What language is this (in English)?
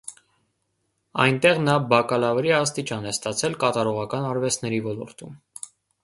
Armenian